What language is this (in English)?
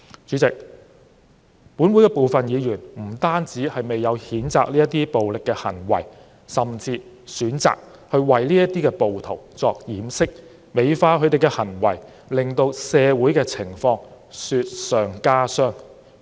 Cantonese